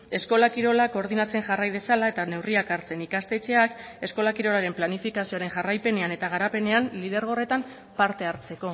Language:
Basque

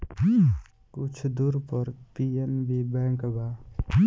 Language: Bhojpuri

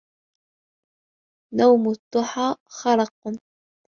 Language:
Arabic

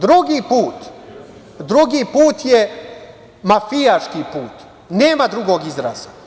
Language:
Serbian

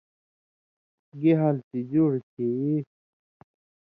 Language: Indus Kohistani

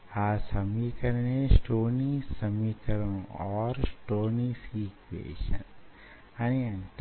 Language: Telugu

